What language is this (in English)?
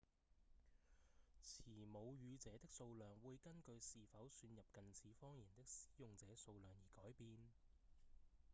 Cantonese